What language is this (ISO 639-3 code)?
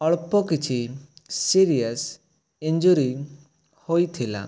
ori